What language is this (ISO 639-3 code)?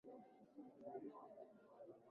swa